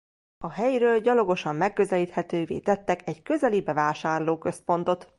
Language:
Hungarian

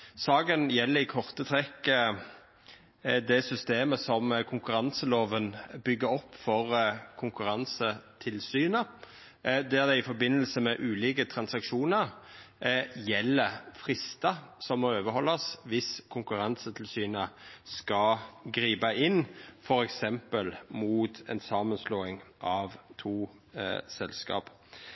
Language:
Norwegian Nynorsk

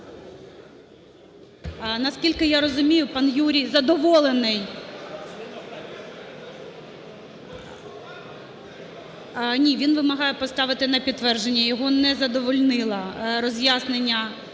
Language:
Ukrainian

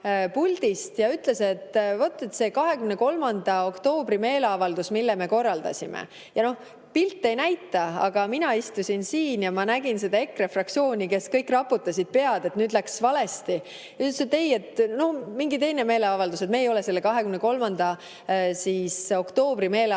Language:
Estonian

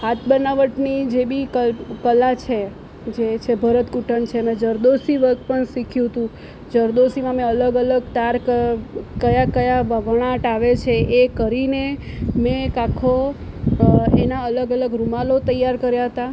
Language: Gujarati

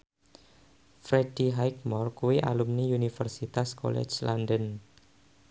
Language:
Javanese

